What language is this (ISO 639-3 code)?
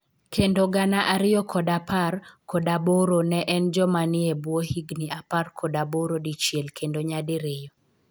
luo